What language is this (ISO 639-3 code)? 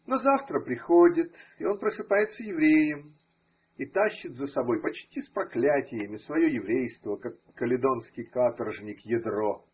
rus